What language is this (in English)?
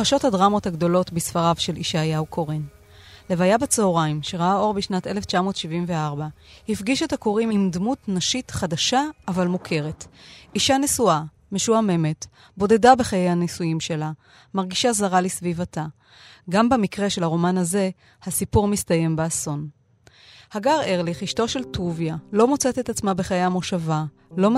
Hebrew